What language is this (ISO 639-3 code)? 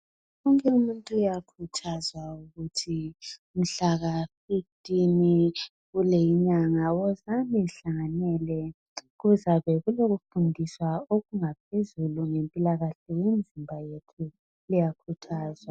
nde